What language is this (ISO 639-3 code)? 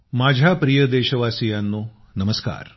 mar